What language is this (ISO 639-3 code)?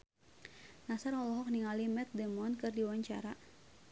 sun